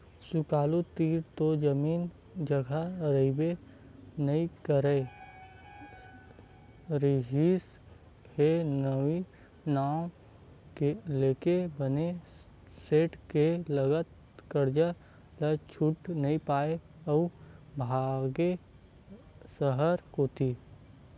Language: Chhattisgarhi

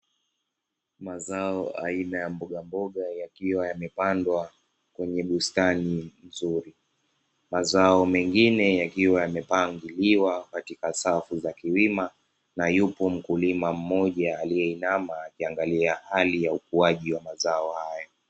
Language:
Swahili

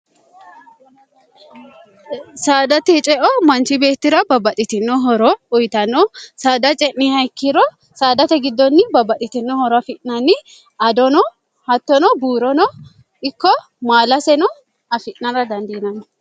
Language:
Sidamo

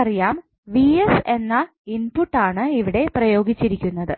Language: Malayalam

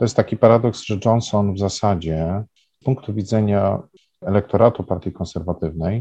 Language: Polish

